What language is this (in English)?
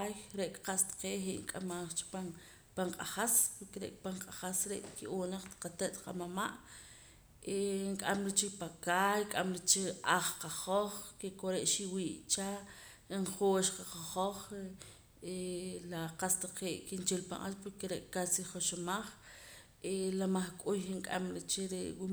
Poqomam